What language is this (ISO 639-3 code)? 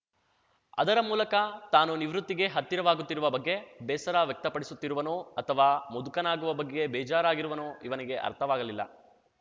kan